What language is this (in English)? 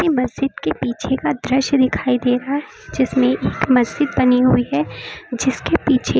Hindi